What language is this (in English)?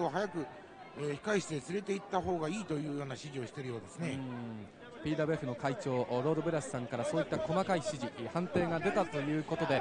Japanese